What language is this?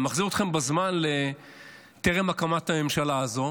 Hebrew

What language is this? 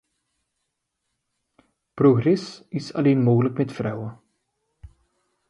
Dutch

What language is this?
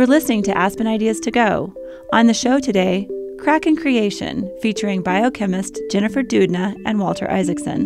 English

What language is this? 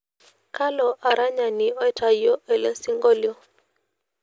Masai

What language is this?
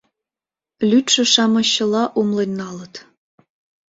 Mari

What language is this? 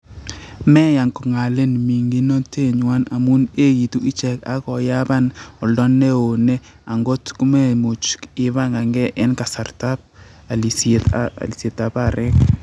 Kalenjin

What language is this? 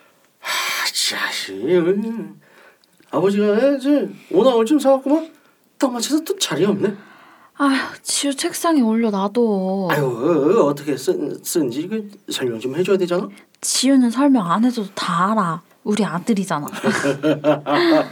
Korean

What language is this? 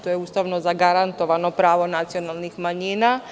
Serbian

